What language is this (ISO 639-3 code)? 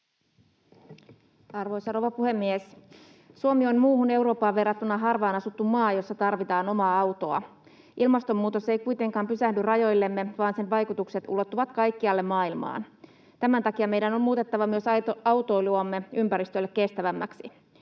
fin